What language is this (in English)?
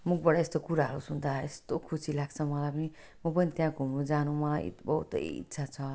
Nepali